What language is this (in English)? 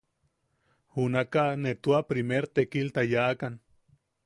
Yaqui